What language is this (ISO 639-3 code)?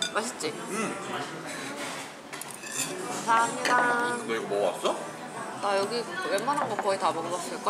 kor